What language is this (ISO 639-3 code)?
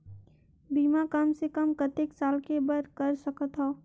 hne